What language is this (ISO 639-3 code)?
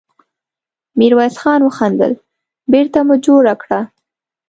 pus